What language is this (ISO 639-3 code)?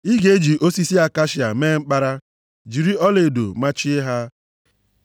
ibo